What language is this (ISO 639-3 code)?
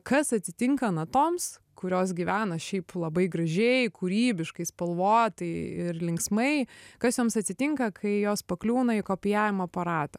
lit